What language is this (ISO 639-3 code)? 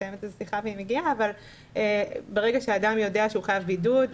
heb